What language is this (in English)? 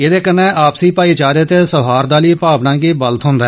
Dogri